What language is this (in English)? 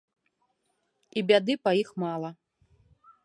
Belarusian